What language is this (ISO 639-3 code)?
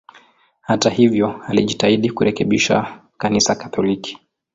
swa